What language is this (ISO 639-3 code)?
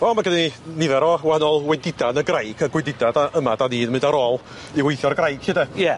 cym